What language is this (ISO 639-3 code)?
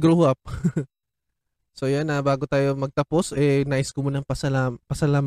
fil